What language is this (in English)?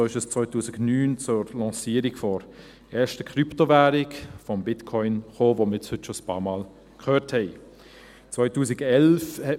Swiss German